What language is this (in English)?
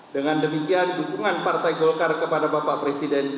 Indonesian